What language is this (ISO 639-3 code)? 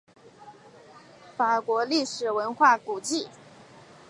zho